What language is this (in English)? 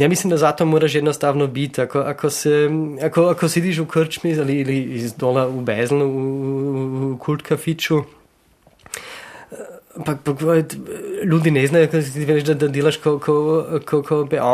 Croatian